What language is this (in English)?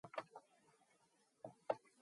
Mongolian